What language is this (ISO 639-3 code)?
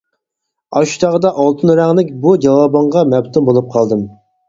uig